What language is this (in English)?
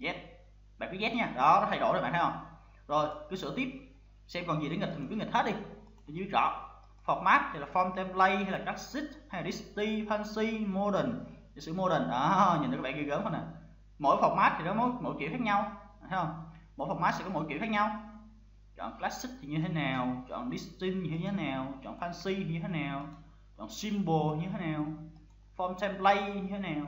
Vietnamese